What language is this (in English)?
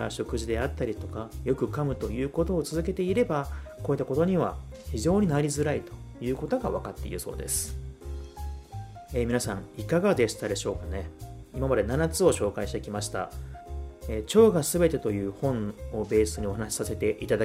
Japanese